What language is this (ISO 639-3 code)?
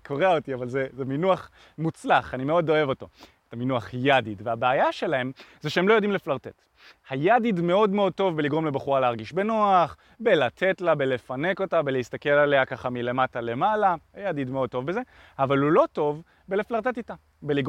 heb